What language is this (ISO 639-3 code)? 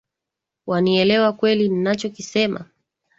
swa